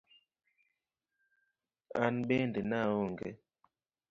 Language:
Luo (Kenya and Tanzania)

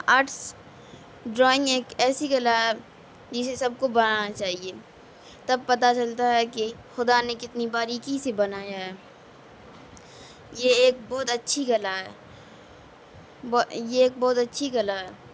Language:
Urdu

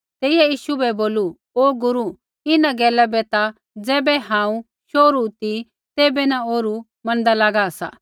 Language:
Kullu Pahari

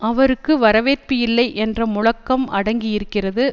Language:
Tamil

